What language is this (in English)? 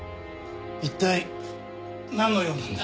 Japanese